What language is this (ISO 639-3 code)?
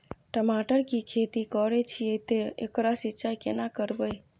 mai